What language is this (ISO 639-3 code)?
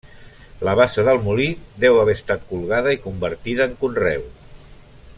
cat